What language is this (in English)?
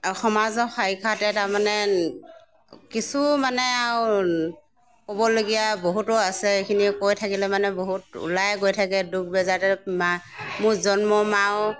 Assamese